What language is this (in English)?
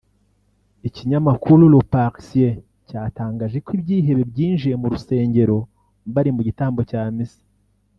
Kinyarwanda